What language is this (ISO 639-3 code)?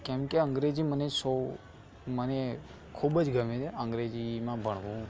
guj